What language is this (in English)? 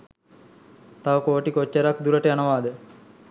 Sinhala